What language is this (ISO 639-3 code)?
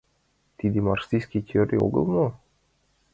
chm